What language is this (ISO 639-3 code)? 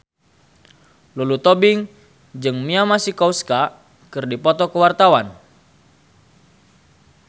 sun